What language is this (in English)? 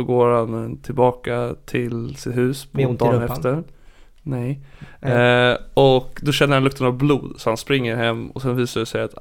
Swedish